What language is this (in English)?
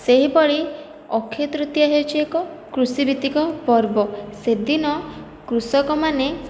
Odia